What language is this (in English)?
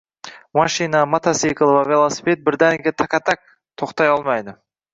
Uzbek